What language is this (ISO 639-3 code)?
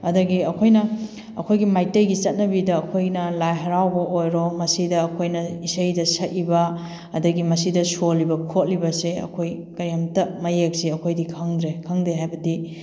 mni